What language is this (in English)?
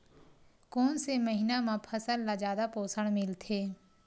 Chhattisgarhi